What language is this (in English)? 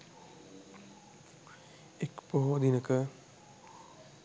Sinhala